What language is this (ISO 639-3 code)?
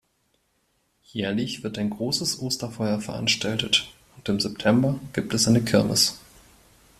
deu